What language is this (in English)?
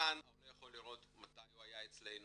Hebrew